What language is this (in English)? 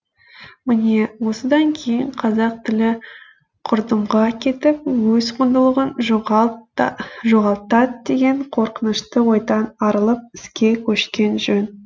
Kazakh